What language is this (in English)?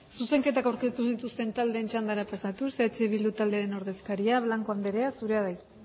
Basque